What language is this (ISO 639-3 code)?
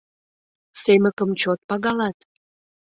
chm